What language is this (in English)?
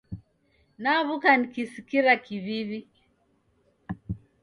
Taita